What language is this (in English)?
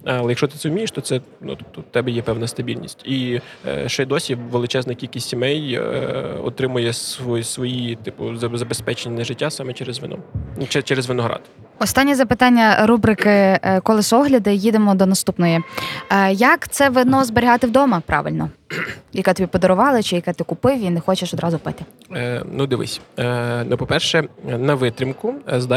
Ukrainian